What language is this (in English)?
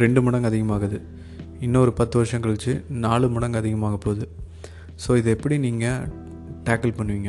Tamil